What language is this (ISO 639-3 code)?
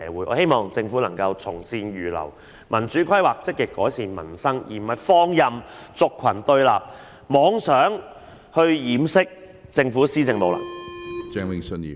yue